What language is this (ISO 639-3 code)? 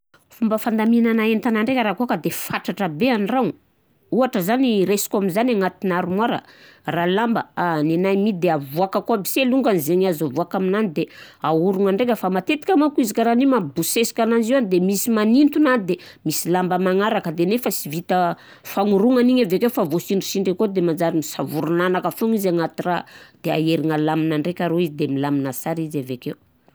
bzc